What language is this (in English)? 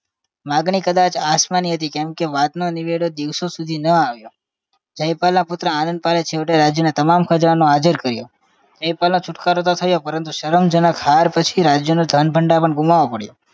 Gujarati